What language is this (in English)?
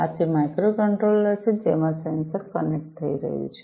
Gujarati